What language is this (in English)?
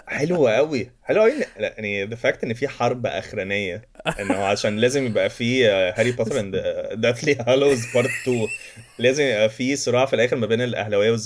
Arabic